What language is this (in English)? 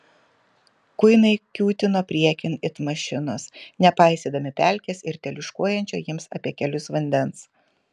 Lithuanian